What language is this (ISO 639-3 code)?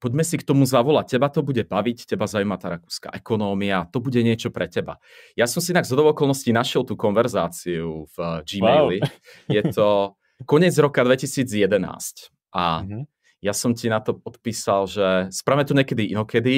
ces